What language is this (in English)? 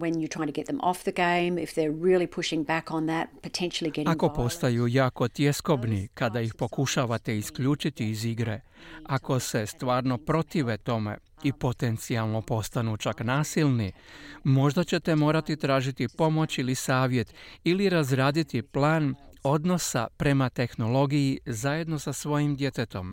Croatian